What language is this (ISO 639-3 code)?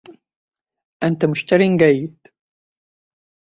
ara